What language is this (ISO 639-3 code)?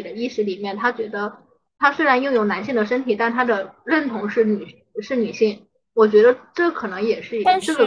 zho